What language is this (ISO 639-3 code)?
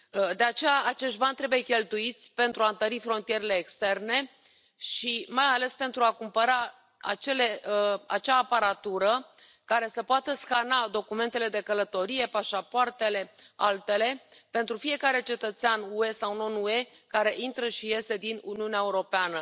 ron